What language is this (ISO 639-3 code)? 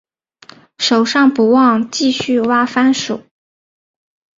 zho